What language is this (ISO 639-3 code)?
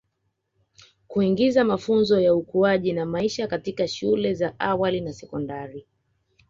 swa